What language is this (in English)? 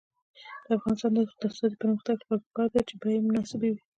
Pashto